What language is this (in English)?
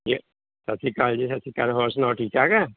Punjabi